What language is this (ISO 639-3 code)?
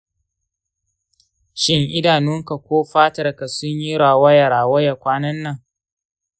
hau